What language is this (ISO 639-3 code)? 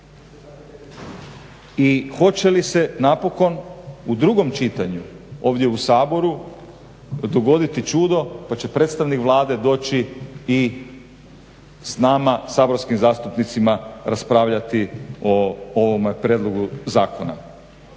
hrv